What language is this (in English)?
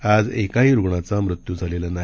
Marathi